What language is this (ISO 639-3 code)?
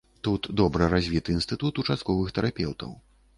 bel